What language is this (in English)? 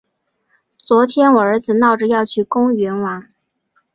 Chinese